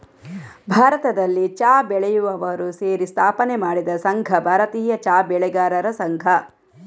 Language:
Kannada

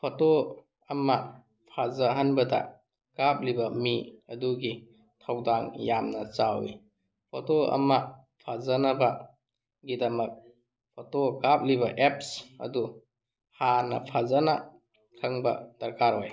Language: Manipuri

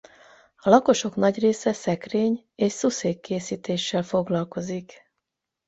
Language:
Hungarian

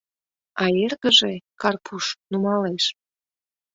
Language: Mari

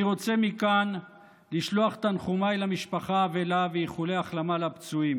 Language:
Hebrew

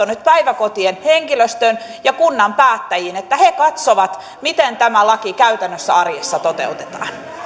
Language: Finnish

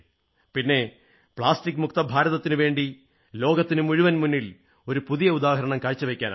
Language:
Malayalam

